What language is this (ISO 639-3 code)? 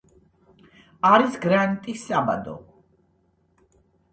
kat